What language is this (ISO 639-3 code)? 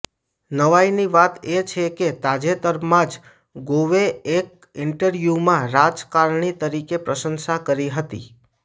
guj